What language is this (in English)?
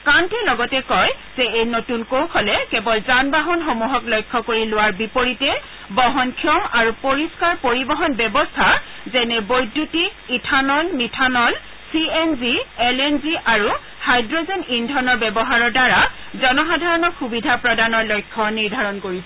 Assamese